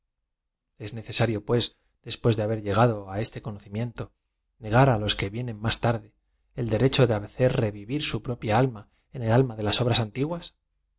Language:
Spanish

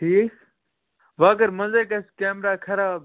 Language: Kashmiri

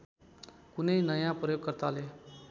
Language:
Nepali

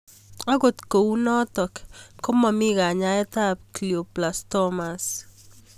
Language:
Kalenjin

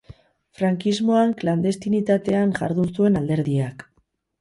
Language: Basque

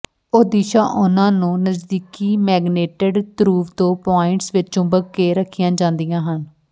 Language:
Punjabi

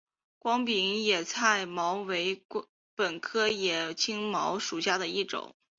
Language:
Chinese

